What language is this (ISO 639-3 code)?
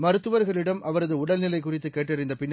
tam